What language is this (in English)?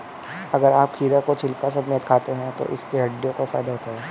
Hindi